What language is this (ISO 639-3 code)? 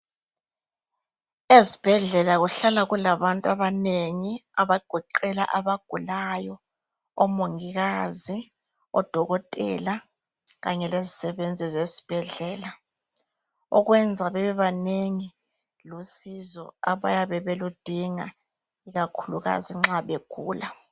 nde